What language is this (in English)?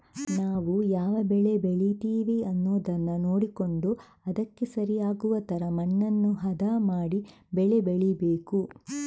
Kannada